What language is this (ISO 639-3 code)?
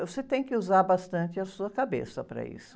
por